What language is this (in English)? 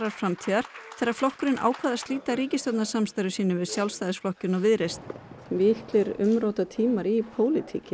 Icelandic